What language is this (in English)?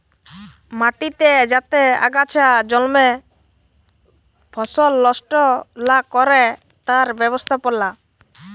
Bangla